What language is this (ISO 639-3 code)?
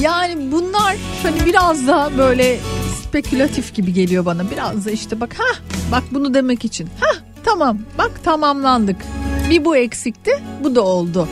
tur